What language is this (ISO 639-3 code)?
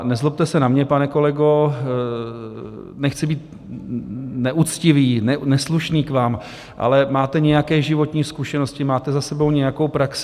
ces